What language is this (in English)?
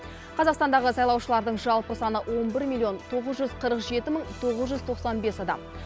Kazakh